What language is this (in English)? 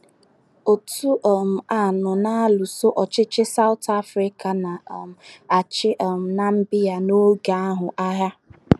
Igbo